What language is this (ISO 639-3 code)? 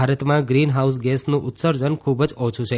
guj